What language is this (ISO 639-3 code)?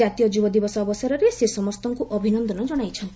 ori